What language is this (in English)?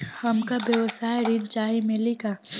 Bhojpuri